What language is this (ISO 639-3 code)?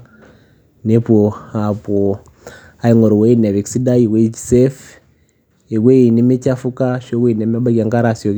mas